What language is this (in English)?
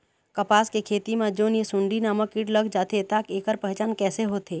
Chhattisgarhi